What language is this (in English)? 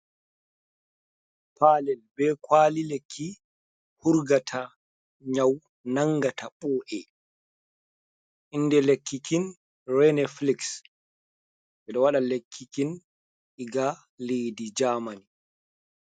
Fula